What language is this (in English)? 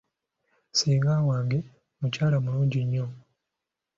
Ganda